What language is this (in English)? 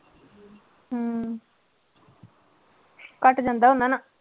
Punjabi